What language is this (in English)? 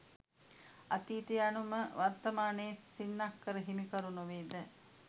Sinhala